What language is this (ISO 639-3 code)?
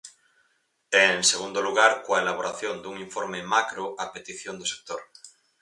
glg